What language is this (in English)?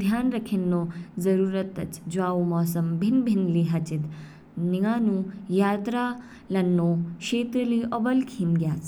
Kinnauri